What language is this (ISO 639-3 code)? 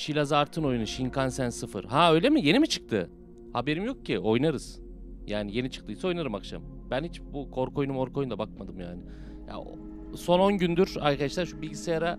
tur